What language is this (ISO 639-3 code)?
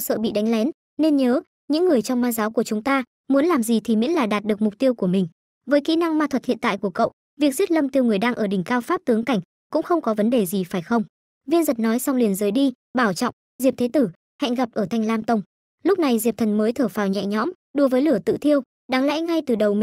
vie